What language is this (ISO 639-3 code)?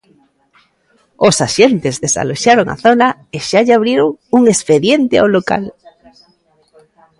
glg